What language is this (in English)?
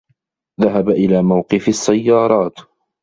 Arabic